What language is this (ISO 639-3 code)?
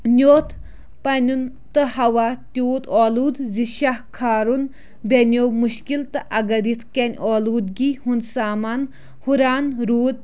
kas